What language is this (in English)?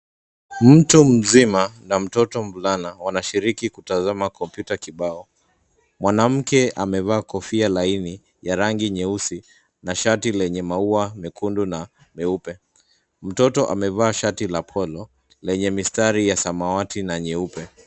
Swahili